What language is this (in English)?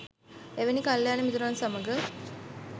Sinhala